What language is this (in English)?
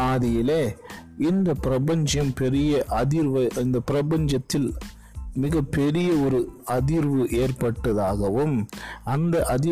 Tamil